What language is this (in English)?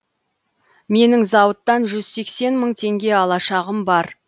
Kazakh